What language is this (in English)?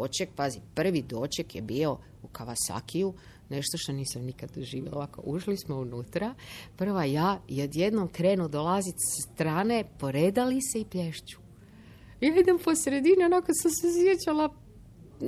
Croatian